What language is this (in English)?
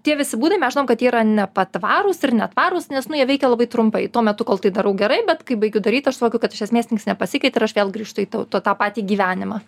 Lithuanian